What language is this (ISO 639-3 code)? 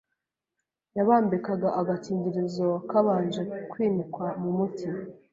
kin